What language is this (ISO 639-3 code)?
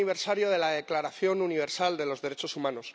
spa